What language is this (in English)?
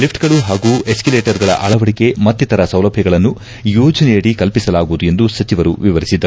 Kannada